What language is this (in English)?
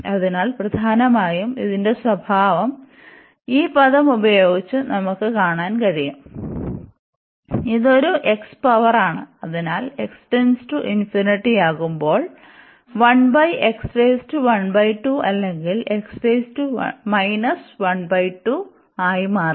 Malayalam